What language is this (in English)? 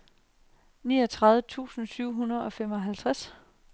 Danish